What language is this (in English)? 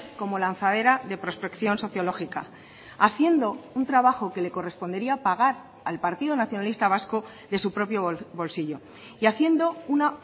Spanish